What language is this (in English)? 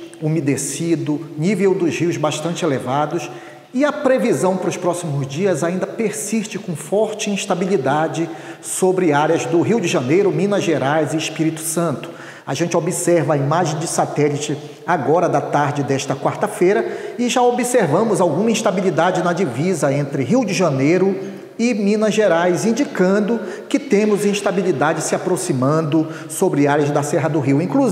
Portuguese